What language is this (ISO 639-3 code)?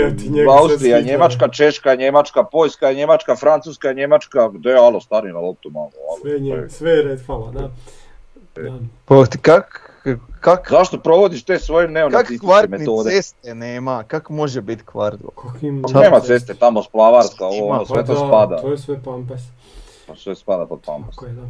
hrv